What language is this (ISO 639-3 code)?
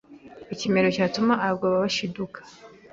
kin